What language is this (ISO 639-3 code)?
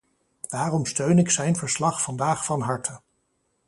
nld